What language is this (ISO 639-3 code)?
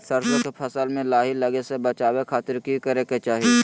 mag